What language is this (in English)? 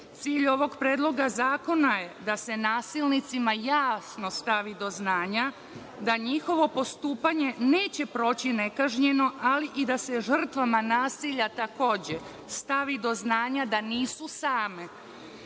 Serbian